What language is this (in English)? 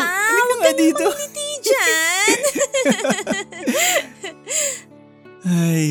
Filipino